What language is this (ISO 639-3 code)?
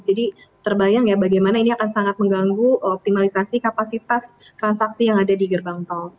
ind